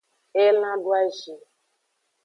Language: Aja (Benin)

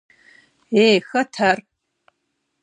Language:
Kabardian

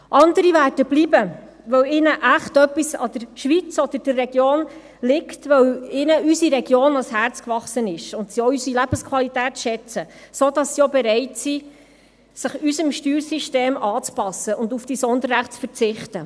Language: Swiss German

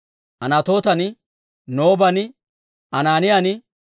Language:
Dawro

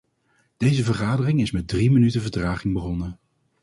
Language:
Dutch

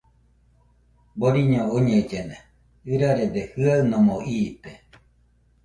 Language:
Nüpode Huitoto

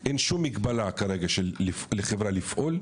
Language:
Hebrew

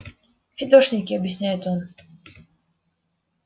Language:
Russian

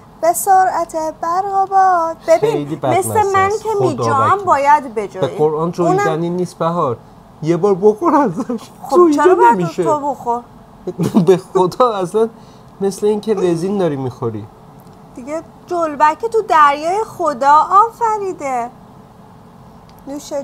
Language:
Persian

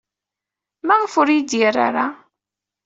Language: Kabyle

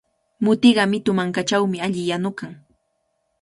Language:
Cajatambo North Lima Quechua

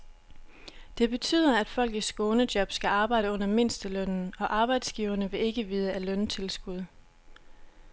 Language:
Danish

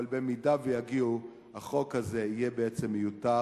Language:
Hebrew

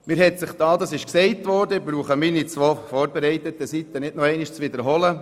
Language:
Swiss German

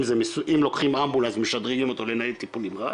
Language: Hebrew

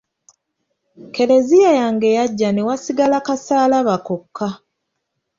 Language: Ganda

